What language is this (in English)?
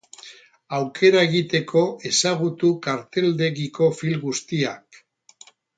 Basque